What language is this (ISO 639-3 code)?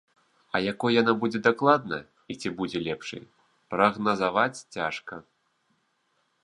bel